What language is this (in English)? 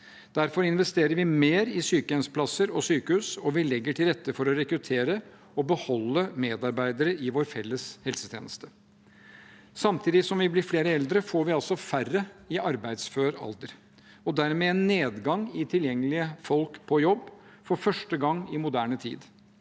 Norwegian